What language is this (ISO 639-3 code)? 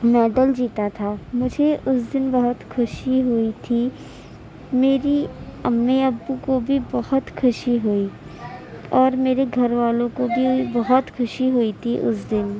urd